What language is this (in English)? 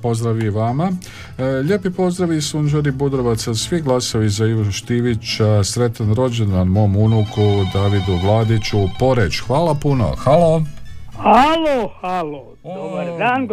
Croatian